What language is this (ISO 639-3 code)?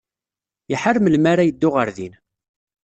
kab